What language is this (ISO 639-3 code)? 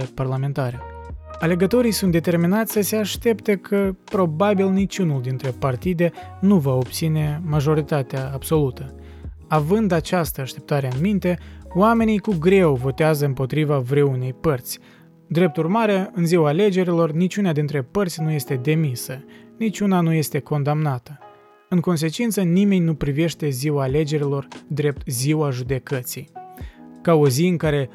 ron